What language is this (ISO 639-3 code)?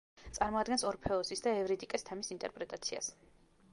kat